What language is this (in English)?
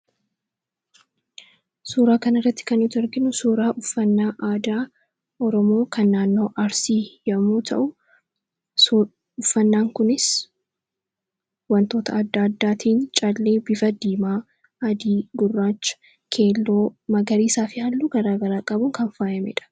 Oromo